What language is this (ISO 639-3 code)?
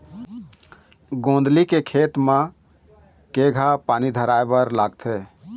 hne